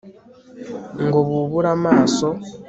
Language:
Kinyarwanda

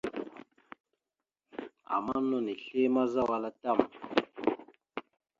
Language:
Mada (Cameroon)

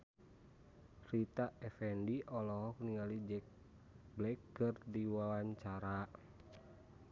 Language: Sundanese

